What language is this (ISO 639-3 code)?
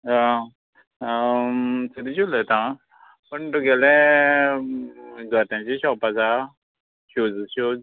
kok